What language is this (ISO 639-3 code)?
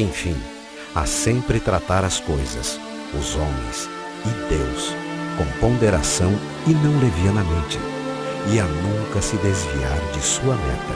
por